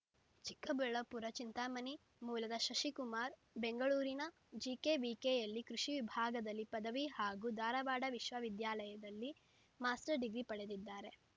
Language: Kannada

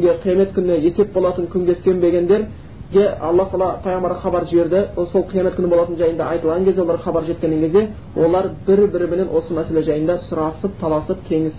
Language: Bulgarian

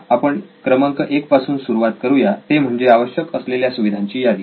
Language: Marathi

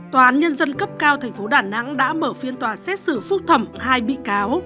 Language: Vietnamese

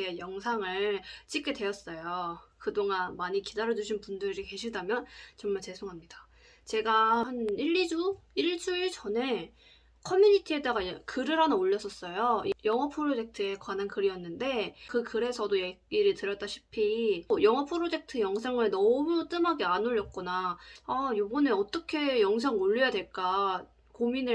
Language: Korean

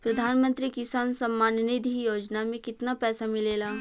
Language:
Bhojpuri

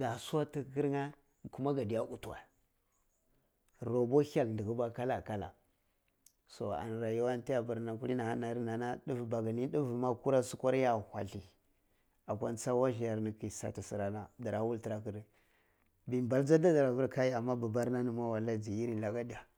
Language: Cibak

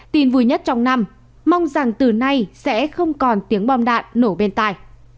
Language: Vietnamese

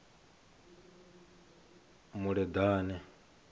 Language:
Venda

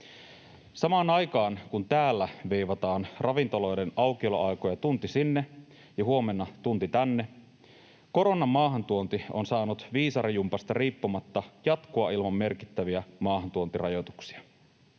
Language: Finnish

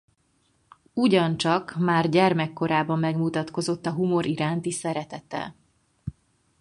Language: Hungarian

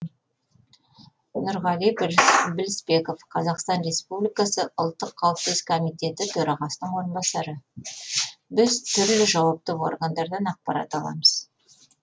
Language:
Kazakh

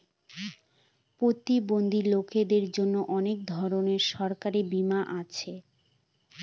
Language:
Bangla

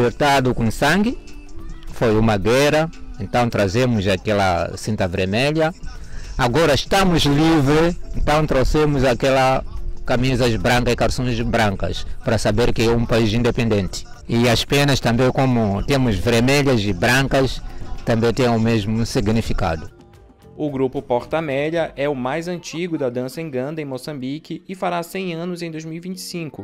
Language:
Portuguese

